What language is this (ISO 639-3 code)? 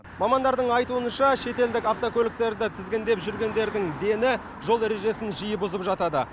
kaz